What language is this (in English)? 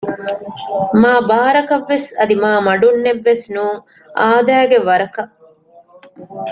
Divehi